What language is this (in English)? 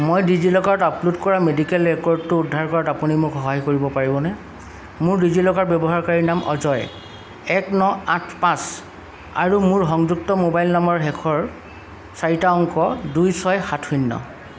Assamese